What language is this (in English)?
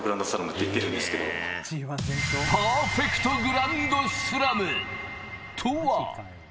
Japanese